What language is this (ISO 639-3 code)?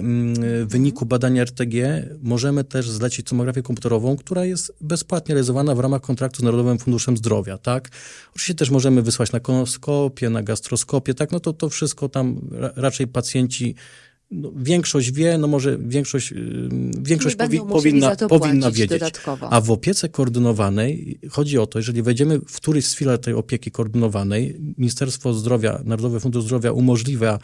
pol